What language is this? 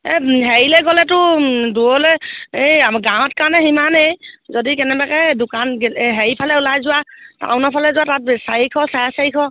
Assamese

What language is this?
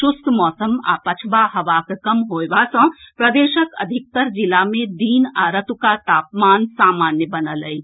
Maithili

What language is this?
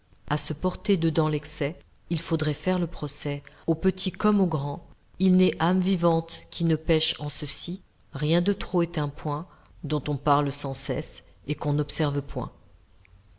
French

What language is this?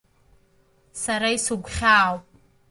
Abkhazian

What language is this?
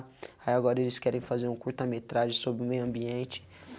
Portuguese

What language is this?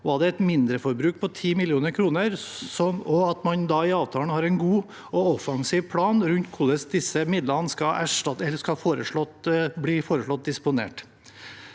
Norwegian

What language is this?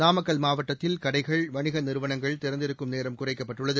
Tamil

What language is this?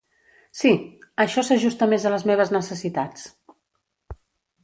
Catalan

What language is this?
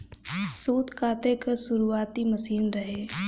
Bhojpuri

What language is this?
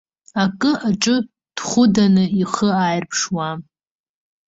Abkhazian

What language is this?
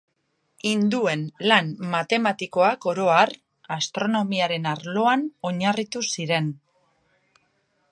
Basque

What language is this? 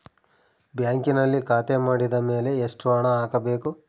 Kannada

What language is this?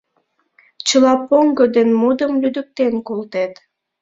Mari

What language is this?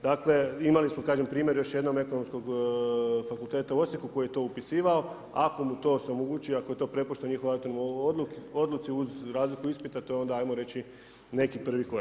Croatian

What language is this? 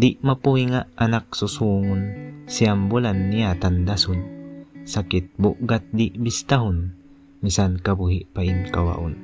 Filipino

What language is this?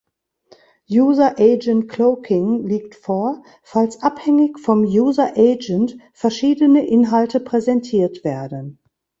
German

